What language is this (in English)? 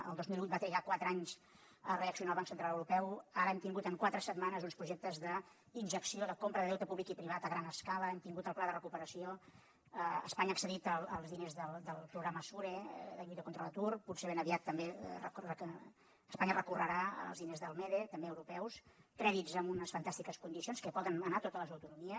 Catalan